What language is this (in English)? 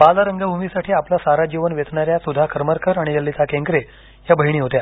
Marathi